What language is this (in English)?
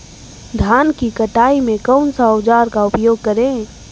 Magahi